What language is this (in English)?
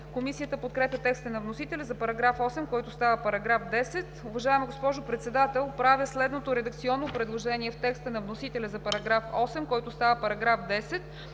Bulgarian